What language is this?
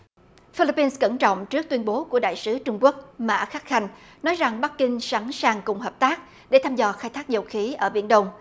Vietnamese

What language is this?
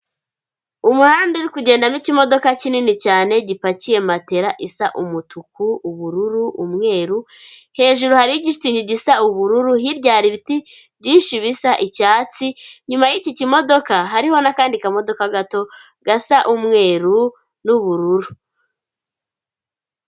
Kinyarwanda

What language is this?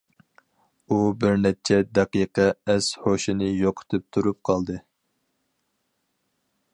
Uyghur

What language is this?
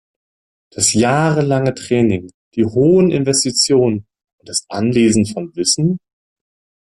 German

